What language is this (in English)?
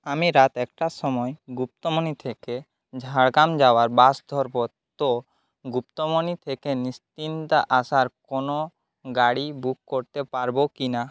Bangla